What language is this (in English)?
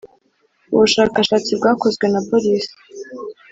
Kinyarwanda